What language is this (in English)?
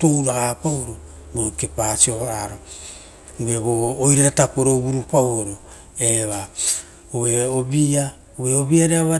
Rotokas